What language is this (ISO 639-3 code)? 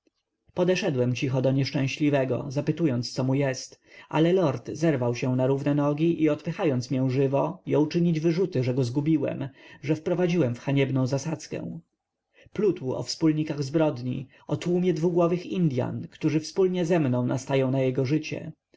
pol